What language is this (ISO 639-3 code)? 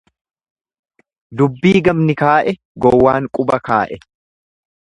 orm